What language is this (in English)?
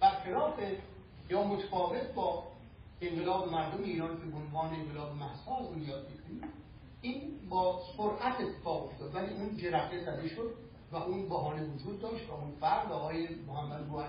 Persian